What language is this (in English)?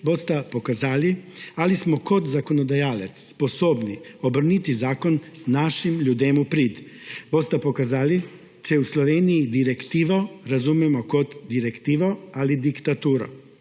Slovenian